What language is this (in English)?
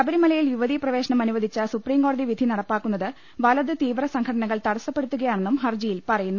Malayalam